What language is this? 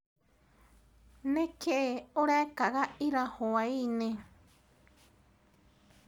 Kikuyu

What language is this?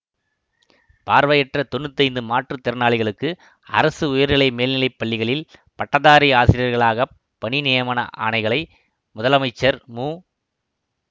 Tamil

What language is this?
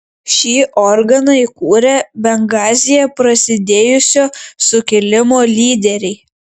Lithuanian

